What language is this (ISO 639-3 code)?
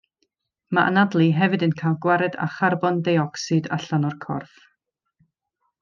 cym